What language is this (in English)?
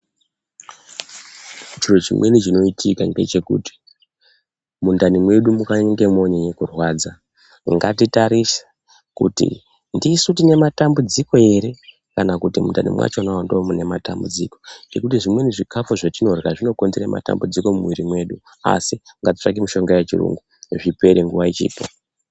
Ndau